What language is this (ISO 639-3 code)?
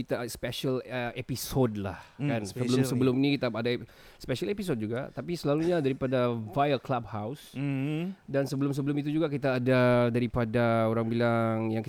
msa